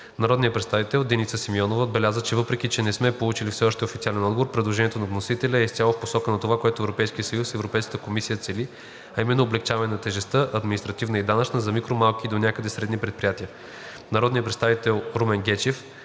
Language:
Bulgarian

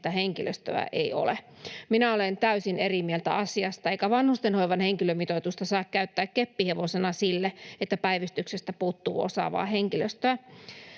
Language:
Finnish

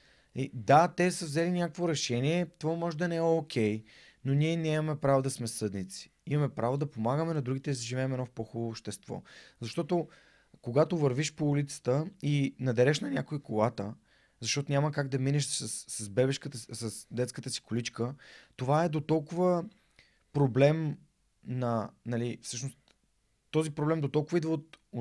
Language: Bulgarian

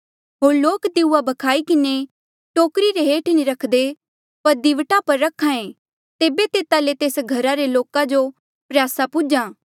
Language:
Mandeali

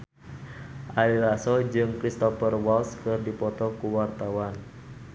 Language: Sundanese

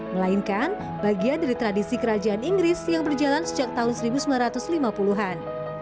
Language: Indonesian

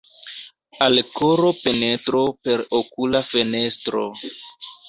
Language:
Esperanto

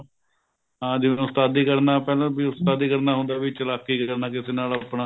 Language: Punjabi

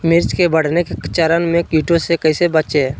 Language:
Magahi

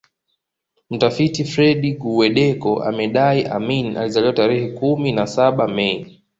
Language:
Swahili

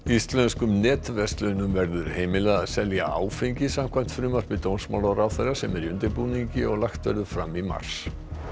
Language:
Icelandic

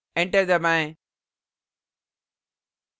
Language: Hindi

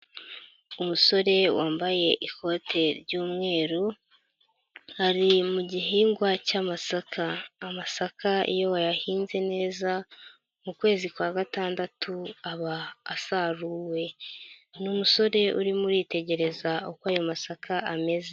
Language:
Kinyarwanda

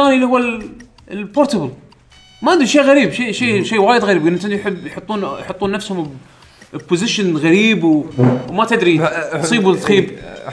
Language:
Arabic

